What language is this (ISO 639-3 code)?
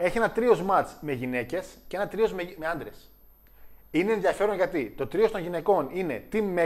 ell